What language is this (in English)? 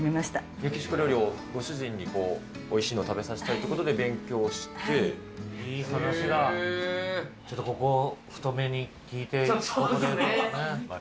Japanese